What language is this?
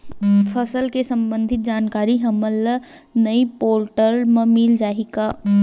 Chhattisgarhi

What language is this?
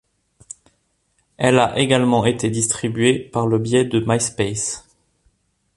French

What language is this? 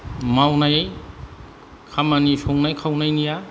Bodo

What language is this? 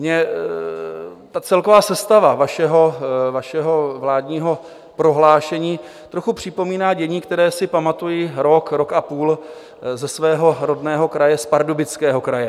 Czech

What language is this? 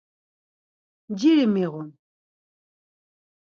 Laz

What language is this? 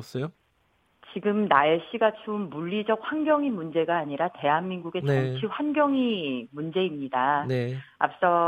Korean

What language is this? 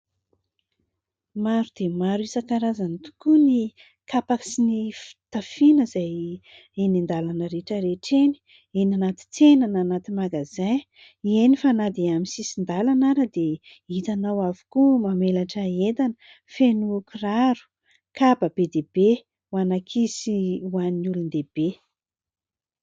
Malagasy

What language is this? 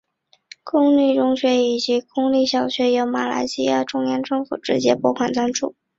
Chinese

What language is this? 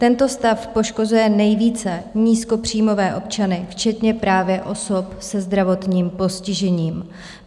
Czech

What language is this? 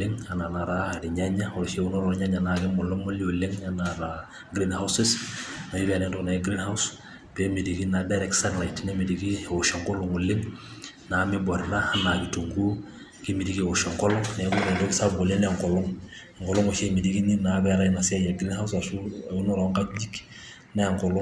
Masai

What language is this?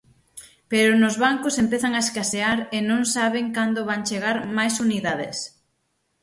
Galician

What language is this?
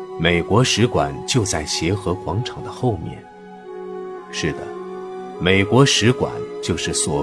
Chinese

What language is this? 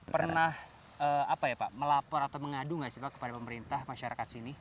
Indonesian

